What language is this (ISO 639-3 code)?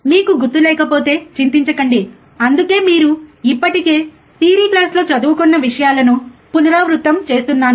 tel